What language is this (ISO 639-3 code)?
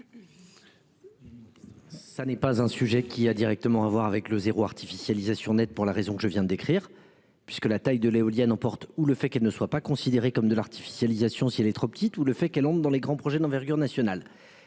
fra